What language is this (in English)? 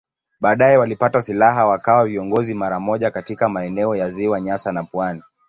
Swahili